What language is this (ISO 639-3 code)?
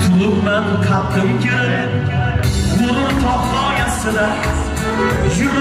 tur